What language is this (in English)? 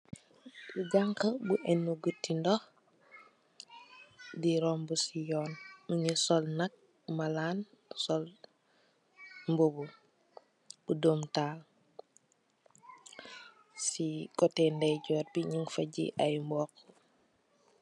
Wolof